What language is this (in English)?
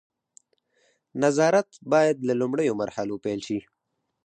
Pashto